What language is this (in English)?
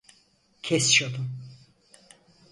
Turkish